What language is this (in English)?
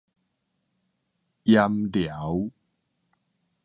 Min Nan Chinese